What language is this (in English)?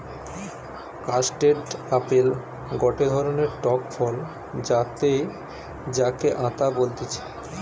Bangla